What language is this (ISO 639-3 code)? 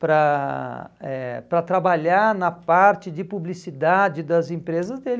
por